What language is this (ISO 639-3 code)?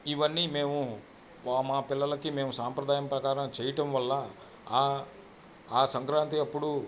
tel